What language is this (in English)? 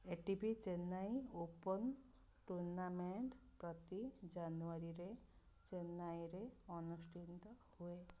Odia